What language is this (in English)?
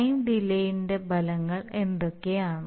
Malayalam